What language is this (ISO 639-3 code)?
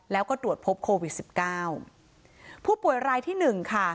tha